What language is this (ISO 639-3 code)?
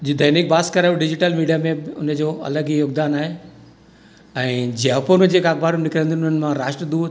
snd